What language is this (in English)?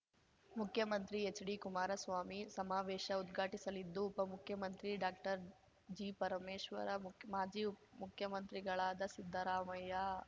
Kannada